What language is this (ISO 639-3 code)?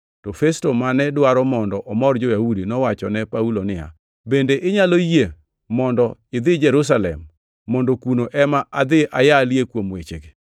luo